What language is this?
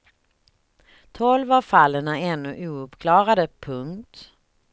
Swedish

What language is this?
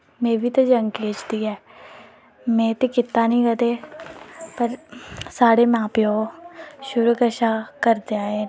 Dogri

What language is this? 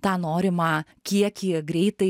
Lithuanian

